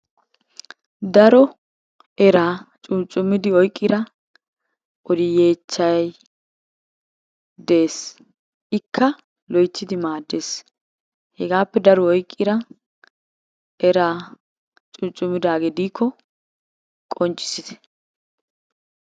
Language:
Wolaytta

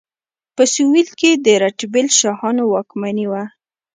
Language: Pashto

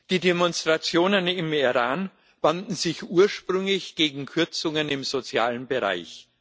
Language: German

